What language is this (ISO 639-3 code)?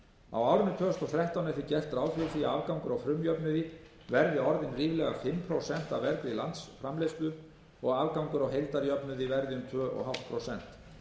isl